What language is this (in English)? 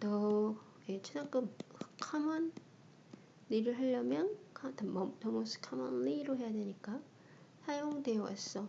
Korean